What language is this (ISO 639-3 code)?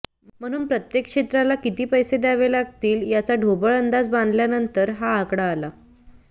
mar